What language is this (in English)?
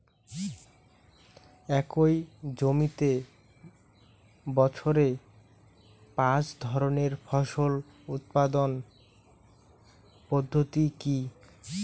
Bangla